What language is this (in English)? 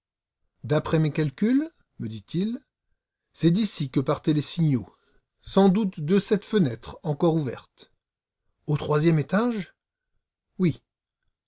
French